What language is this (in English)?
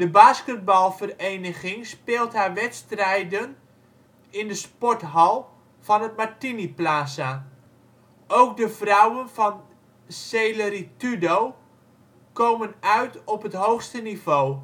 Dutch